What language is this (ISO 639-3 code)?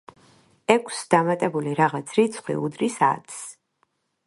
kat